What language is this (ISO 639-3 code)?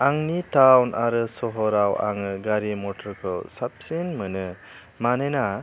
brx